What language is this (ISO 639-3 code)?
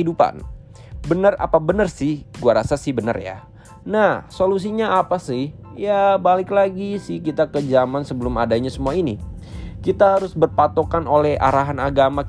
ind